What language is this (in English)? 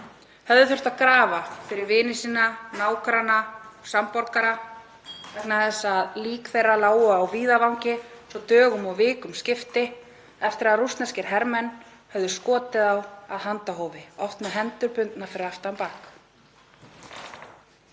Icelandic